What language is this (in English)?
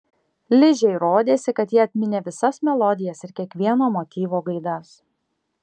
Lithuanian